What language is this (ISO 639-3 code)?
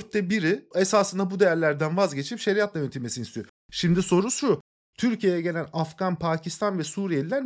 tur